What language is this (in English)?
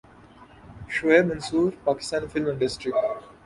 Urdu